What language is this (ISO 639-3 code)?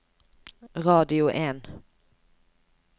nor